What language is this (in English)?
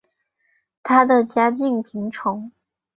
Chinese